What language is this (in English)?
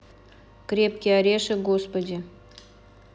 Russian